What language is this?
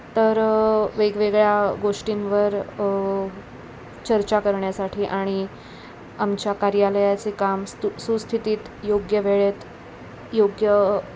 Marathi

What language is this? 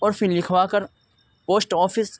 Urdu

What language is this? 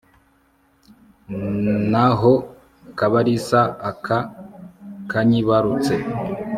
Kinyarwanda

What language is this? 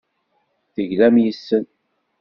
Kabyle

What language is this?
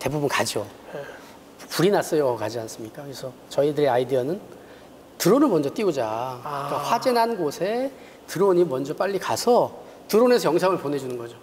Korean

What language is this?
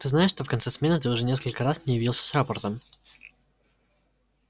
Russian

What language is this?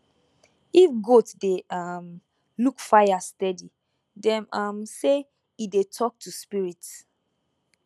Nigerian Pidgin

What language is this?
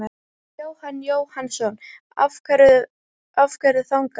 Icelandic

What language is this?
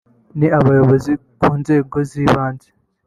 Kinyarwanda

